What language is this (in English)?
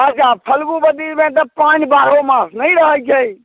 Maithili